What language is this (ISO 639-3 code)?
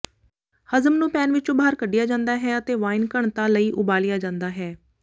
pan